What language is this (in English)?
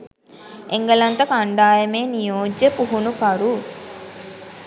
Sinhala